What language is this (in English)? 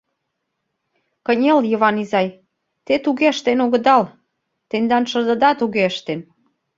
Mari